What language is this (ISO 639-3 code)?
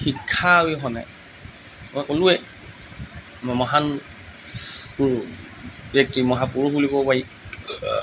asm